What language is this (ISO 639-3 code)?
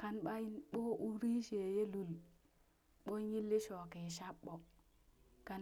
bys